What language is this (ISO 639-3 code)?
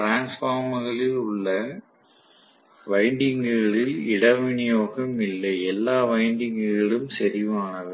tam